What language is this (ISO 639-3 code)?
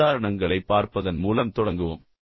tam